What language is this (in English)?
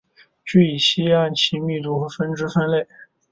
Chinese